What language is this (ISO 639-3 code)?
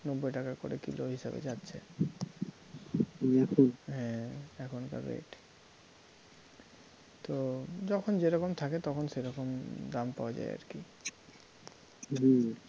ben